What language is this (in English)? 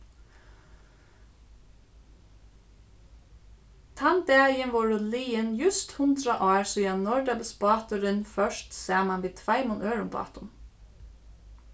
Faroese